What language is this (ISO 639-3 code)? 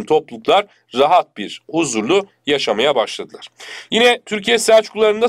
tur